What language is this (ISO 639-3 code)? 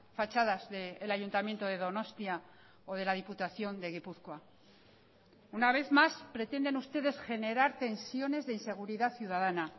spa